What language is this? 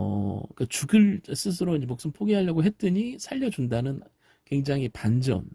Korean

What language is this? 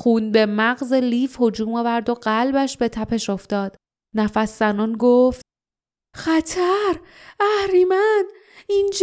Persian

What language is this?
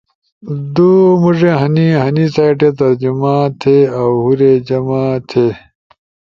Ushojo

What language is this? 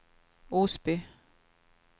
Swedish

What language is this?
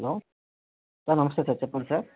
Telugu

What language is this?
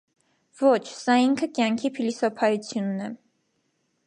Armenian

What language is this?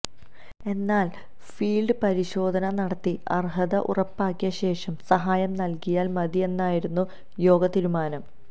Malayalam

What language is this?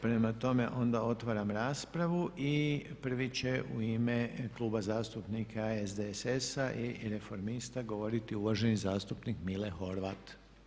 Croatian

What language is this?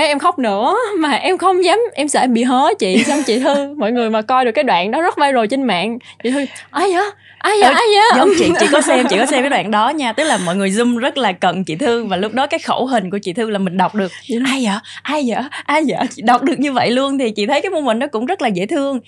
Vietnamese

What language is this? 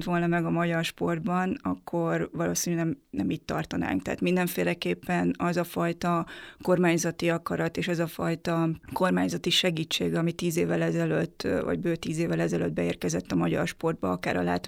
Hungarian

